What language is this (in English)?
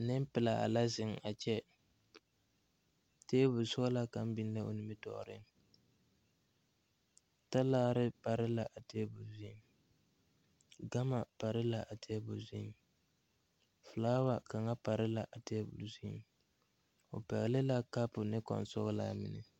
Southern Dagaare